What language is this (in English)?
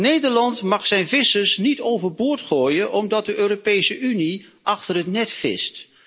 Dutch